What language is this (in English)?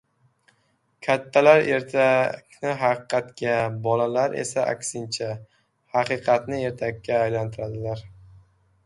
Uzbek